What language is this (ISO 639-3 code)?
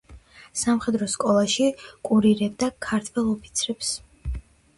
kat